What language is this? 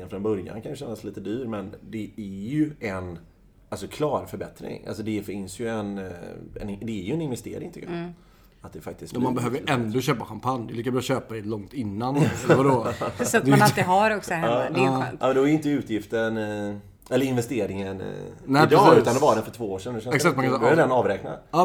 Swedish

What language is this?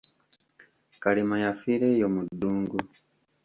Ganda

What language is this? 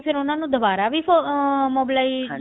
Punjabi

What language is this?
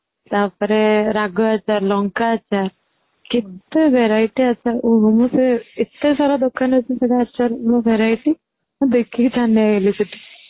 Odia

